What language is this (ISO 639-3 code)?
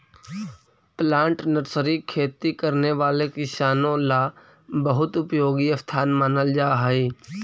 mag